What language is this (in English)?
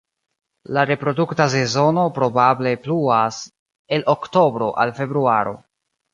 Esperanto